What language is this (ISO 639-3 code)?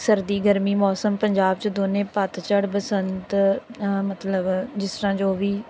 pan